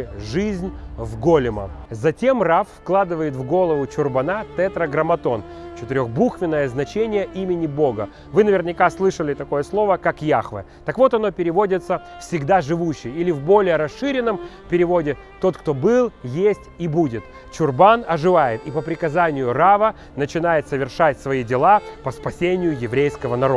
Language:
Russian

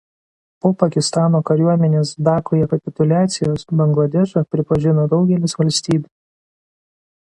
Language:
Lithuanian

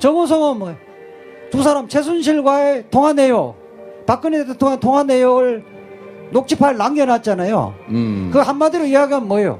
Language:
Korean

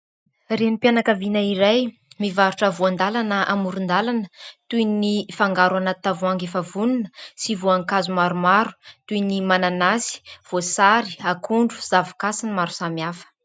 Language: Malagasy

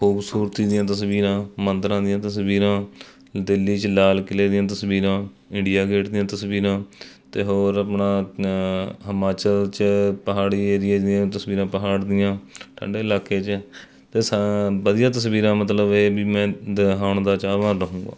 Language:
Punjabi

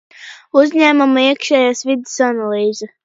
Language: Latvian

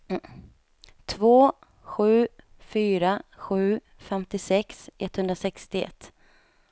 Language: Swedish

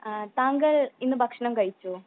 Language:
Malayalam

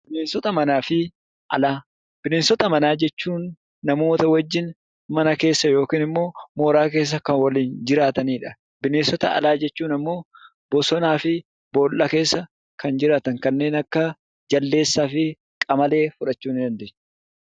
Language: Oromo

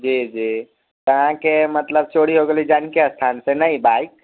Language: Maithili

